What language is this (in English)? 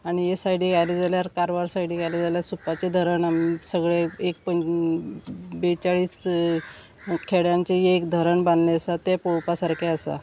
Konkani